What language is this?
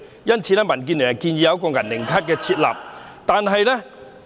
Cantonese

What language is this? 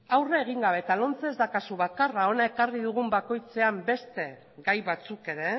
Basque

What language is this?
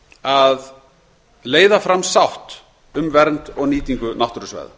Icelandic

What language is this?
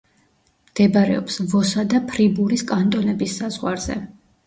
Georgian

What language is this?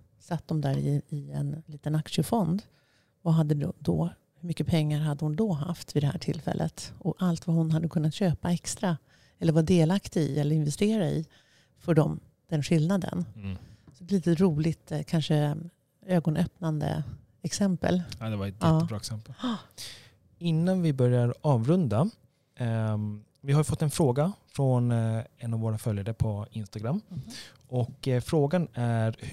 Swedish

